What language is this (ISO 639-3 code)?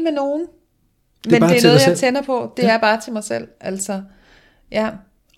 dan